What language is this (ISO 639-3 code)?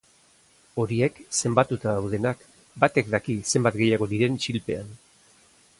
eus